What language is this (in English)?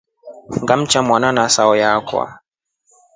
Rombo